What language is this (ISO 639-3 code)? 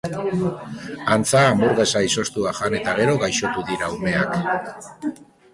eus